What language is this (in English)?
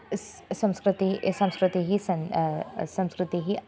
Sanskrit